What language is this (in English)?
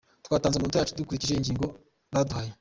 Kinyarwanda